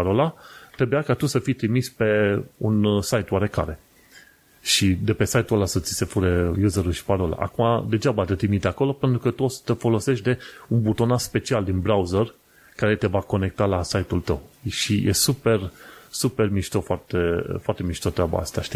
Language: Romanian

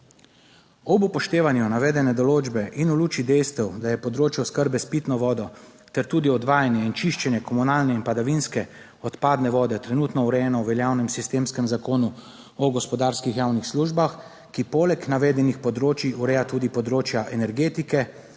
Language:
Slovenian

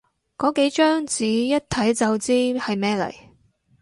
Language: Cantonese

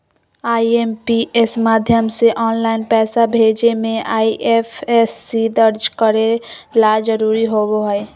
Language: Magahi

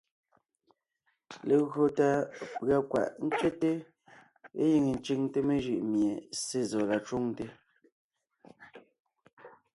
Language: Ngiemboon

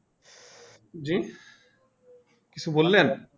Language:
Bangla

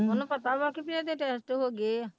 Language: Punjabi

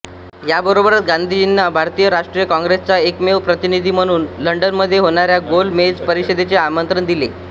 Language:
Marathi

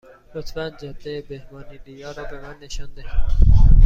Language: Persian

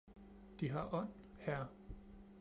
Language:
Danish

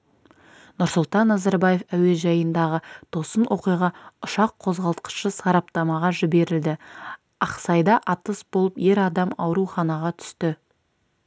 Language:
Kazakh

